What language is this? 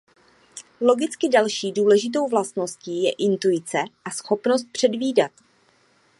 Czech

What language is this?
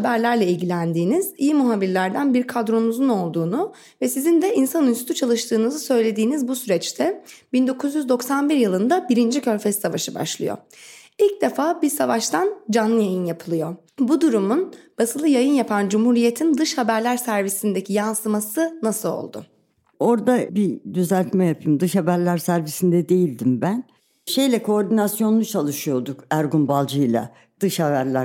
Turkish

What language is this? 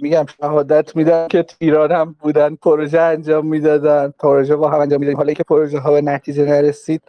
Persian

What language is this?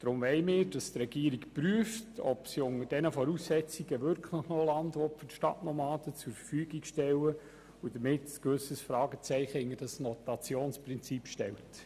Swiss German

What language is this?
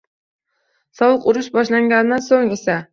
Uzbek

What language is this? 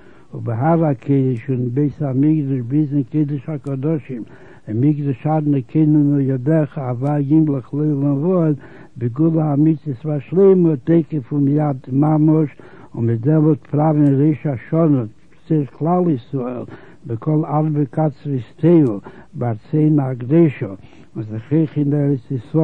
Hebrew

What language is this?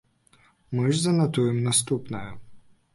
Belarusian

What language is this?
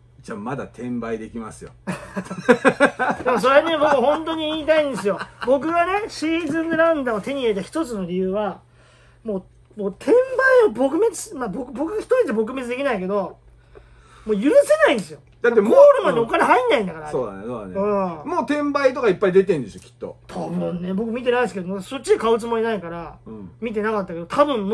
Japanese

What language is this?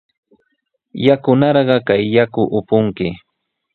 Sihuas Ancash Quechua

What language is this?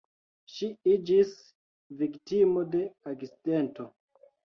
Esperanto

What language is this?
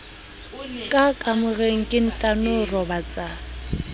Southern Sotho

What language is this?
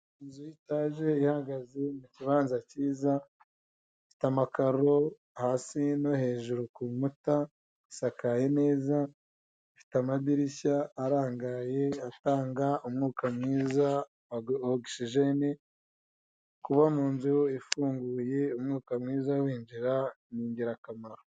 Kinyarwanda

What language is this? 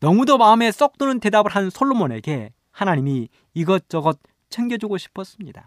Korean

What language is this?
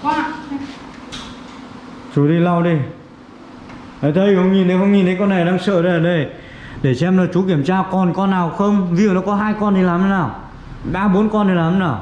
Vietnamese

